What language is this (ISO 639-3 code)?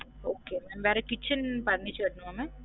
tam